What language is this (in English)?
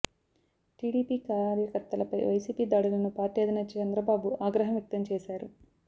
Telugu